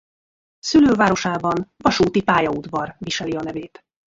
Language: Hungarian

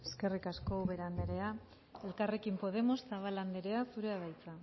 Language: Basque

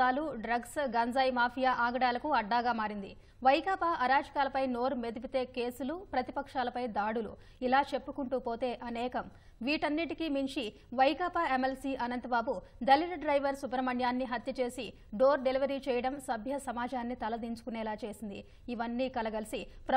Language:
Telugu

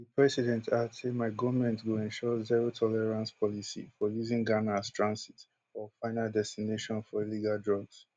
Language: Nigerian Pidgin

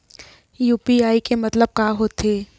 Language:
Chhattisgarhi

